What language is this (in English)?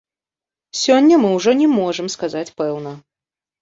Belarusian